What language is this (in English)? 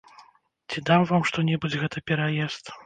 Belarusian